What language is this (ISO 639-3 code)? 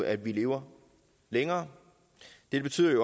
dan